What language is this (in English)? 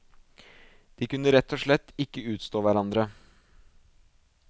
Norwegian